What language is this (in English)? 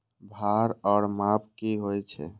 Maithili